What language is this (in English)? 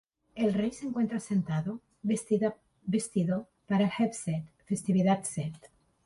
Spanish